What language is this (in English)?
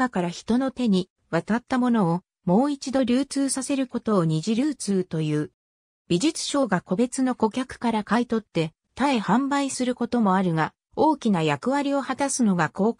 Japanese